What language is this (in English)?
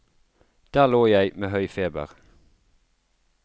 Norwegian